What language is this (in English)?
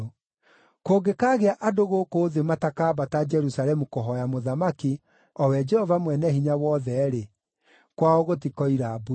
Kikuyu